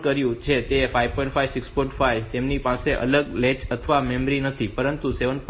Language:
Gujarati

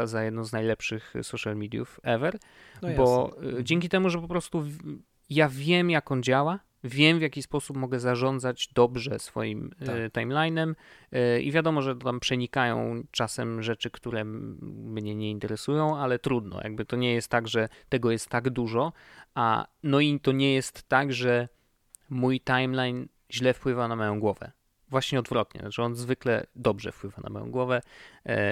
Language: Polish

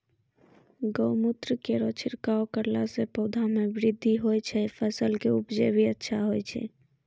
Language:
Maithili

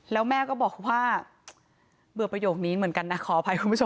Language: Thai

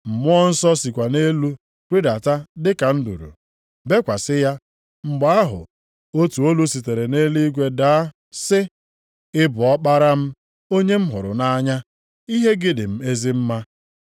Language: Igbo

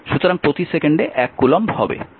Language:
Bangla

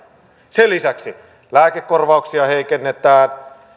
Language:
Finnish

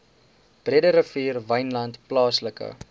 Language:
Afrikaans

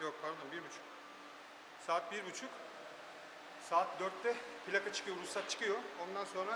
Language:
Turkish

